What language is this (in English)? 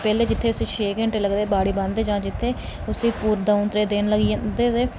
Dogri